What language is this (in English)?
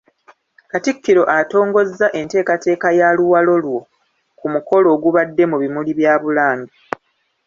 Ganda